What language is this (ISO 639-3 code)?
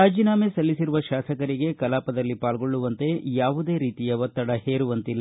kan